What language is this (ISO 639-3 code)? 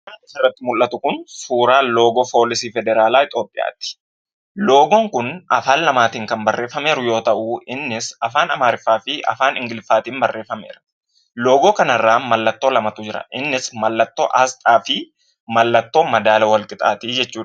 orm